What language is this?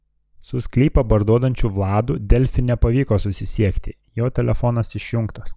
Lithuanian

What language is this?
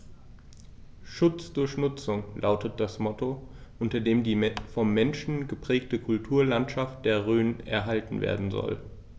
German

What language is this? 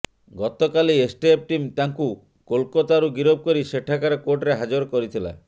Odia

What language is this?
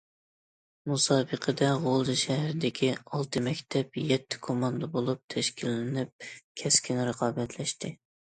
Uyghur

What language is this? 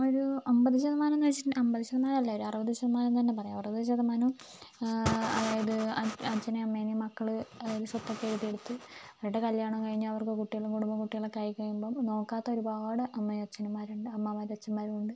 Malayalam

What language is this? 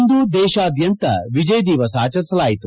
Kannada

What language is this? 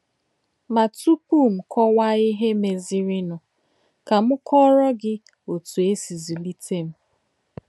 Igbo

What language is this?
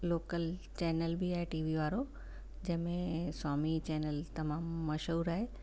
Sindhi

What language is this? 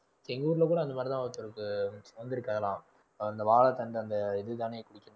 Tamil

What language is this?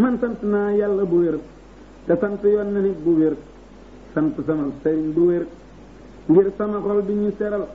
Indonesian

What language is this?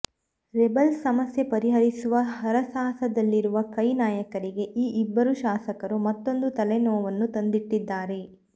Kannada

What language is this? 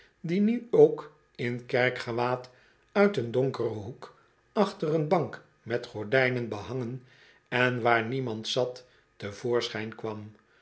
Dutch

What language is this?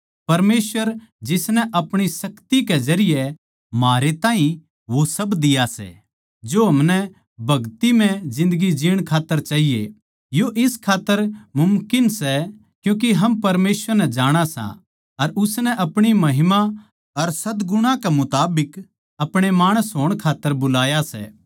Haryanvi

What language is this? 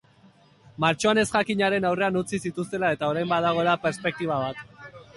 Basque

